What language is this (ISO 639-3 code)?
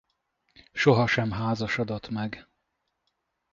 hun